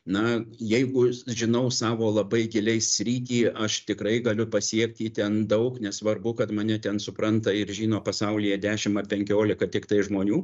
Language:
Lithuanian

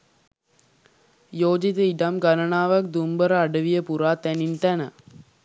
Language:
Sinhala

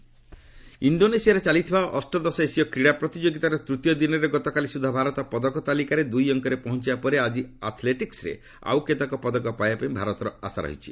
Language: Odia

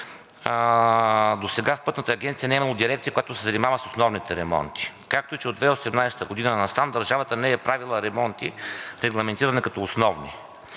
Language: Bulgarian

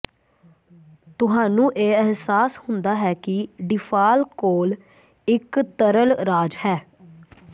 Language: Punjabi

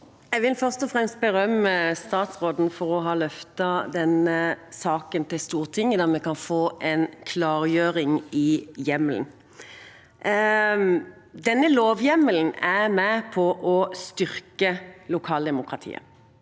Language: Norwegian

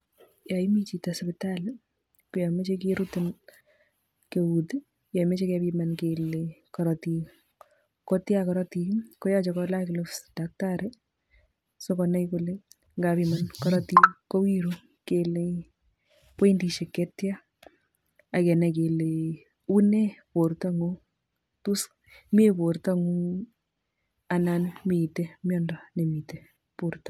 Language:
Kalenjin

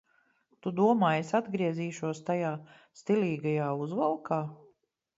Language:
Latvian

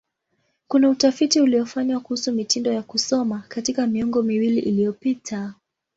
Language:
Swahili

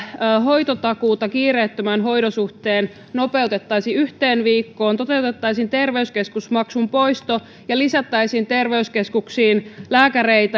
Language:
Finnish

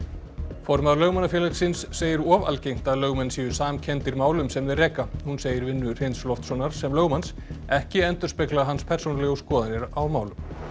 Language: Icelandic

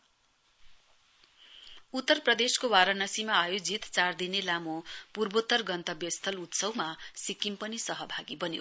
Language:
Nepali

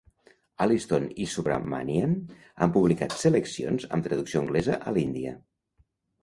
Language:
Catalan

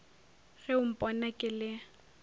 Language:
Northern Sotho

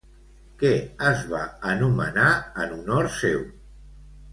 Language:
Catalan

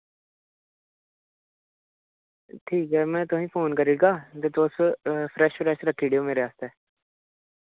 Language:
Dogri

